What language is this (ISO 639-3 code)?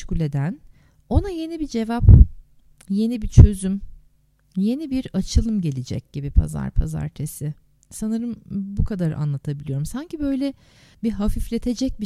tur